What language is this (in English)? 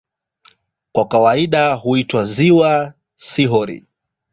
Swahili